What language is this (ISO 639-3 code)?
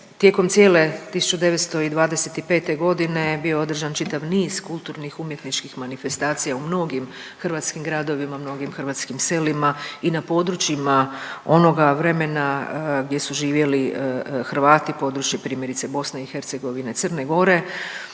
hrv